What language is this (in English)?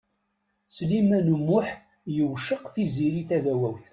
Kabyle